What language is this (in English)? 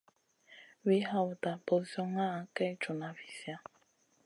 Masana